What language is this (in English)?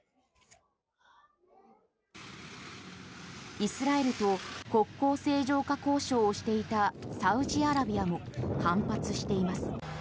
Japanese